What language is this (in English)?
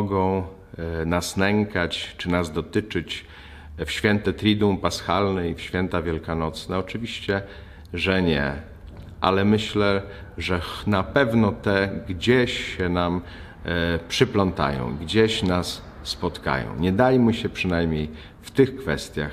Polish